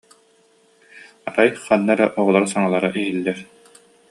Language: Yakut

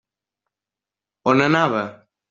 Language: Catalan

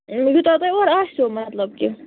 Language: Kashmiri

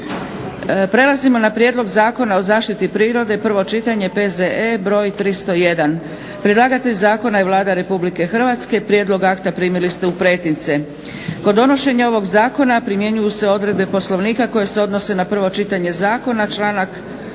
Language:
Croatian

